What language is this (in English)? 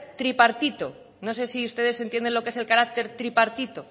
Spanish